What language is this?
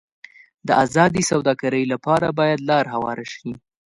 Pashto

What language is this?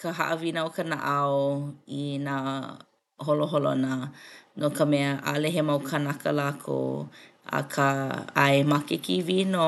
Hawaiian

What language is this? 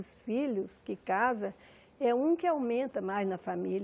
Portuguese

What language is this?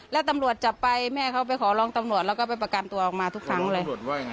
Thai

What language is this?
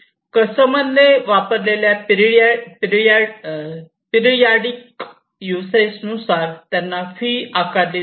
Marathi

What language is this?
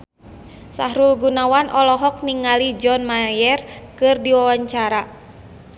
Sundanese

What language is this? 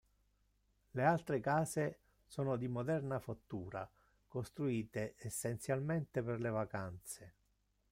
Italian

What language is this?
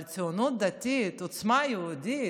Hebrew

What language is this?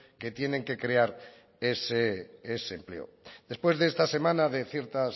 Spanish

